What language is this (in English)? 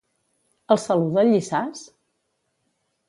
Catalan